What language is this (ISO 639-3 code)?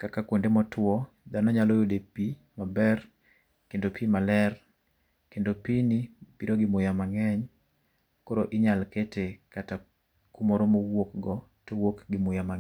luo